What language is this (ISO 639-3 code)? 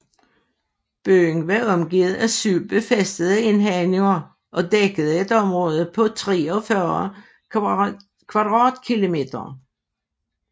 dan